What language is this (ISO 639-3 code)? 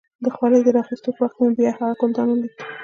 pus